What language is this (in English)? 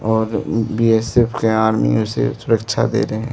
Hindi